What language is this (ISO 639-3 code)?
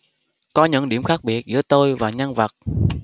vie